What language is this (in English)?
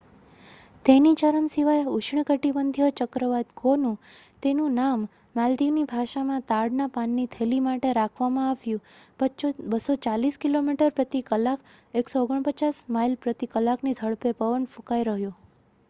Gujarati